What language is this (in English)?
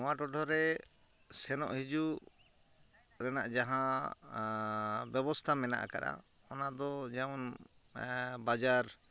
Santali